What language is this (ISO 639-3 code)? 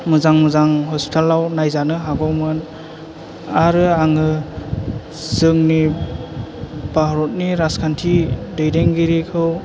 brx